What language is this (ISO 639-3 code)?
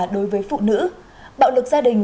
vie